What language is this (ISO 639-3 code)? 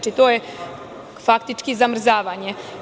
srp